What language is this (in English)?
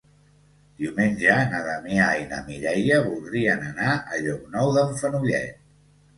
Catalan